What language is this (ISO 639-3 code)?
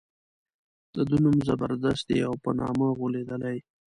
pus